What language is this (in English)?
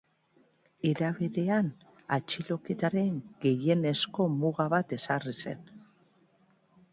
Basque